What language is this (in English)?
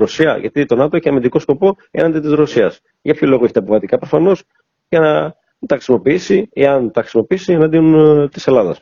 Greek